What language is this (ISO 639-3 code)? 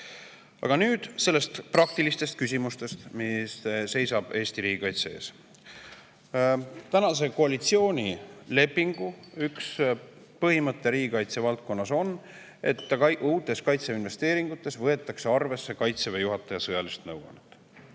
est